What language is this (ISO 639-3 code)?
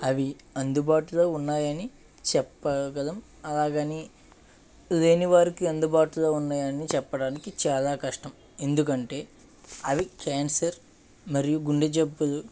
tel